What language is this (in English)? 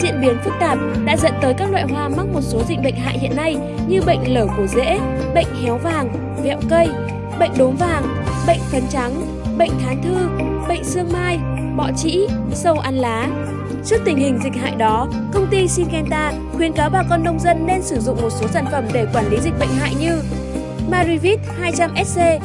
Vietnamese